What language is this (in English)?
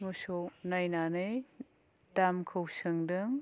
Bodo